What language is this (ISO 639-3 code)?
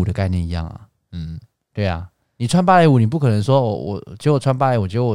zho